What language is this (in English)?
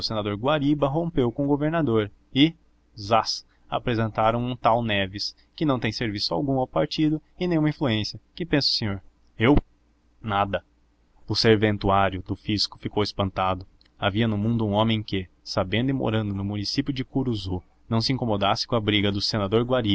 Portuguese